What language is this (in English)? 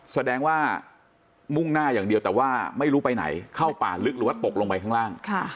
Thai